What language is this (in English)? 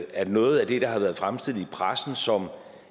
Danish